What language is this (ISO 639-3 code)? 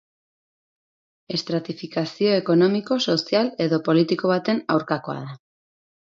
eus